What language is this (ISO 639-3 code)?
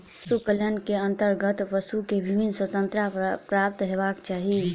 mai